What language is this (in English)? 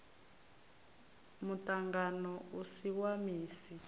Venda